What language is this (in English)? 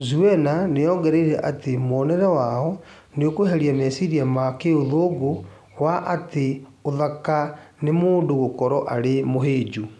Kikuyu